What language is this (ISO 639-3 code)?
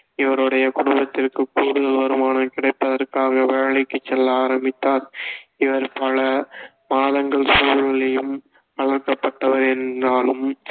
tam